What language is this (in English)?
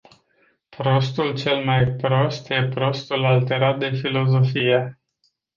Romanian